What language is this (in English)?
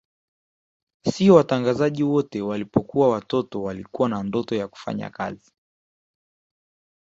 Swahili